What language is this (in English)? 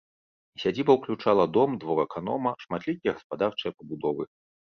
Belarusian